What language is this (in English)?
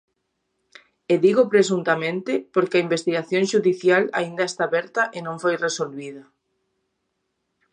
Galician